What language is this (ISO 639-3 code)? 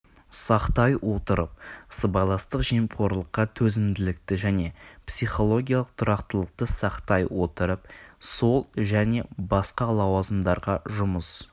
kaz